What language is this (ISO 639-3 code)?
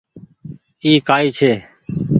gig